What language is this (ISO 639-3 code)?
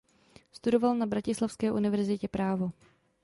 ces